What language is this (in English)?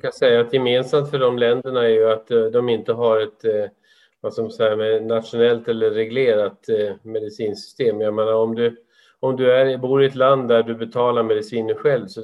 Swedish